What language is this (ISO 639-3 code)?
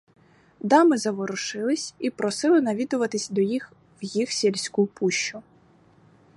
ukr